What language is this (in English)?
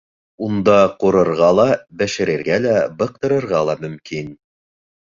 Bashkir